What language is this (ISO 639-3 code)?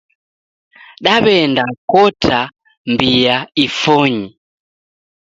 dav